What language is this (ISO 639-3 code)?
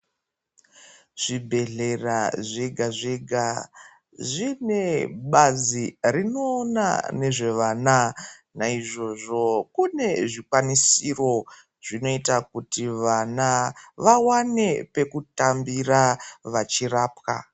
ndc